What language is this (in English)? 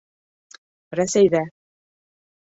Bashkir